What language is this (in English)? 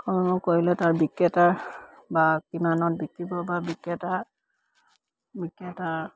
Assamese